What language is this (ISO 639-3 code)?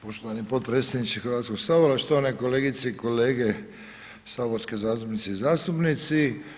hrv